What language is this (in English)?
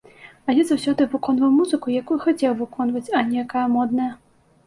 Belarusian